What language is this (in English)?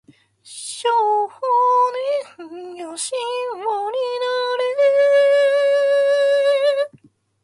Japanese